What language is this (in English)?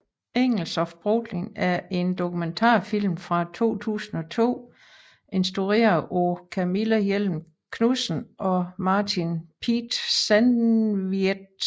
Danish